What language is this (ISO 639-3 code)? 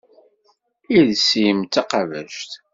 kab